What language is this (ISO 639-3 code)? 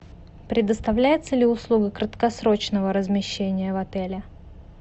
rus